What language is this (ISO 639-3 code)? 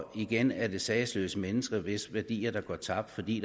dan